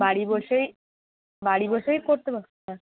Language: Bangla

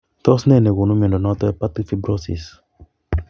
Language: Kalenjin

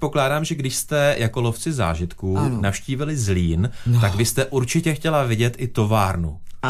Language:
Czech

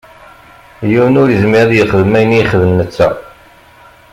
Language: Kabyle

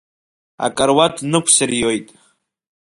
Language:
Abkhazian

